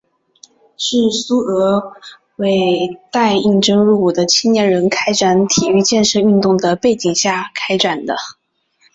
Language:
Chinese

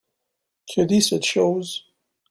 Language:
French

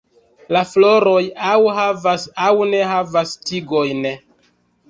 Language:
Esperanto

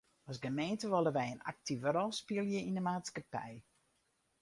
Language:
Western Frisian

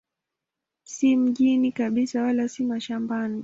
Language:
Swahili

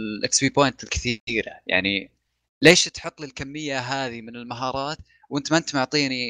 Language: Arabic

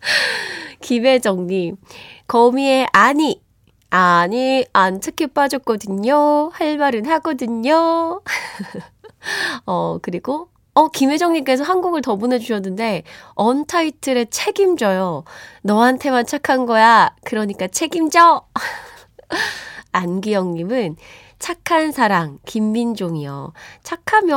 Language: Korean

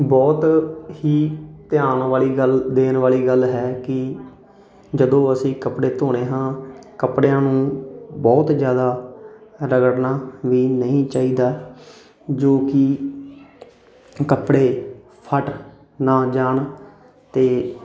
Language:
Punjabi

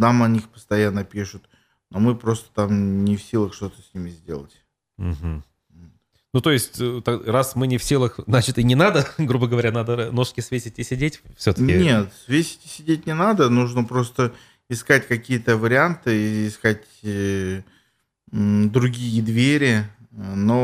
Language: Russian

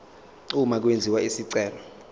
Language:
Zulu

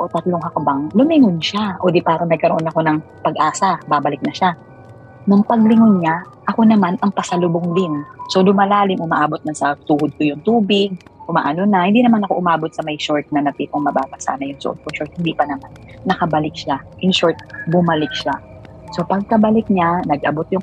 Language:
Filipino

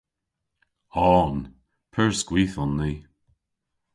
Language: Cornish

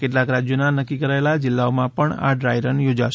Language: Gujarati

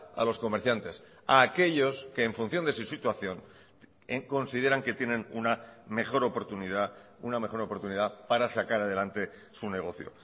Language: Spanish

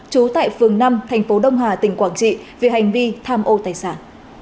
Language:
Vietnamese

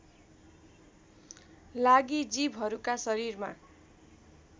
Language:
Nepali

